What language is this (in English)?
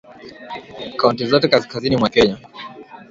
Swahili